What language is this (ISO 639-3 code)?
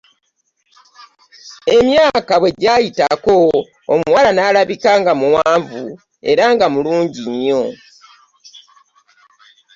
lug